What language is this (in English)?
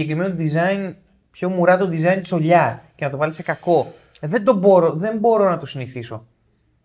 Greek